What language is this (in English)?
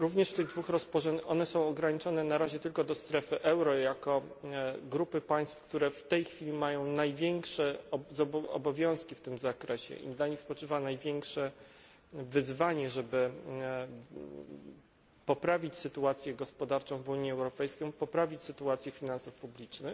Polish